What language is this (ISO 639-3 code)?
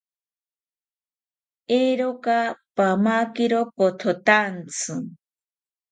cpy